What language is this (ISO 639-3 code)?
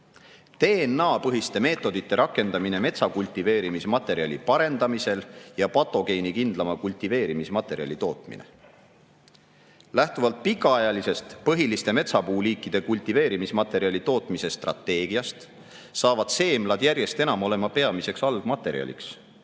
est